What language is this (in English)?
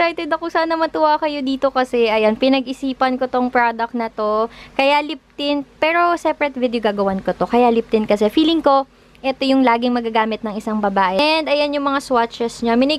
Filipino